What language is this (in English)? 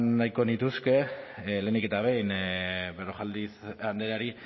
Basque